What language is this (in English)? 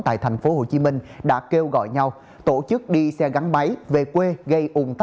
Vietnamese